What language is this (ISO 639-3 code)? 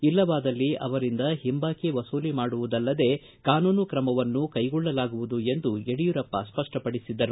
kan